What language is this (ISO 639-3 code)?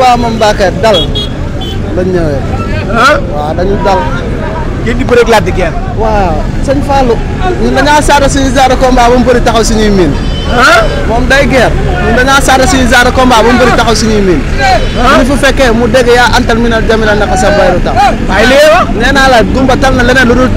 ara